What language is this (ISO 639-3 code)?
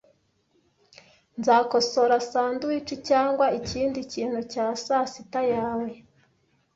kin